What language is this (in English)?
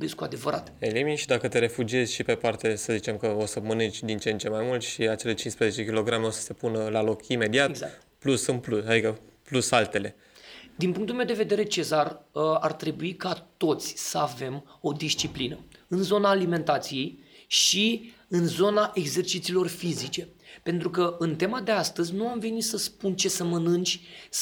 Romanian